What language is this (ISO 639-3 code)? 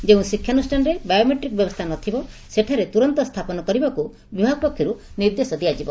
ori